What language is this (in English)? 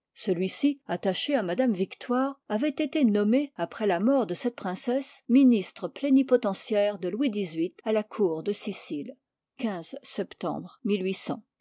French